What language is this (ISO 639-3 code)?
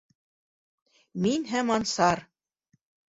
bak